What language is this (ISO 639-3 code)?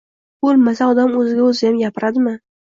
uzb